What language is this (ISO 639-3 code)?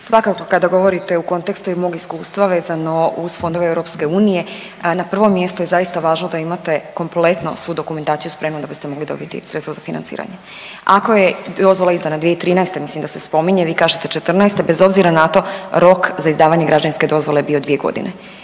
hrv